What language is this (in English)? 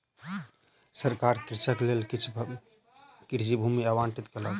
Maithili